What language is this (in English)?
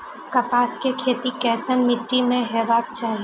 Maithili